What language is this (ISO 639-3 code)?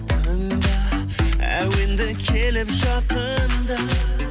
kaz